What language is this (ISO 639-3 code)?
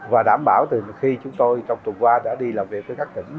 vie